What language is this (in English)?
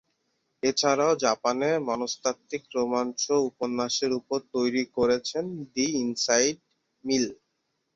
Bangla